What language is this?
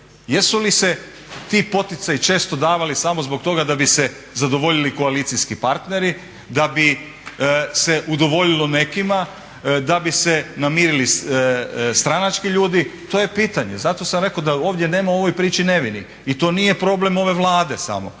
Croatian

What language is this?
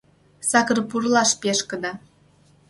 Mari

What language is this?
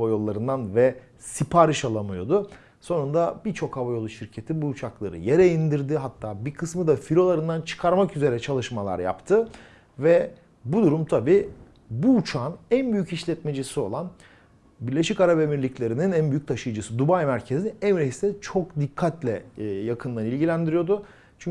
Turkish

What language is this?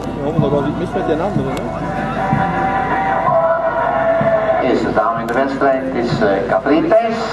Dutch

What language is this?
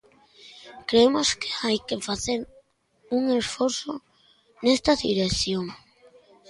Galician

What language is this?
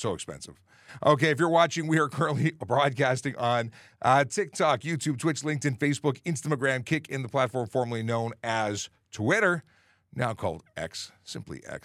English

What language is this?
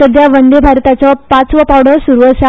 Konkani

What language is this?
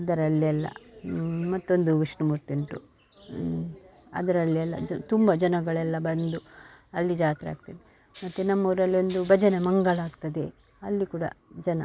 Kannada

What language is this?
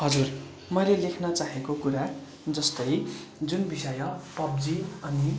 Nepali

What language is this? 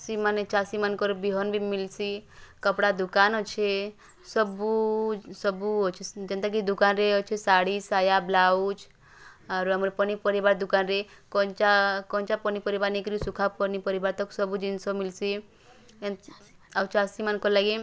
Odia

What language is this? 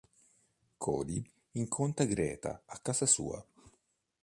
Italian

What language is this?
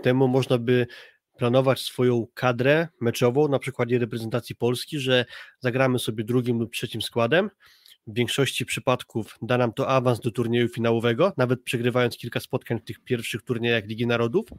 Polish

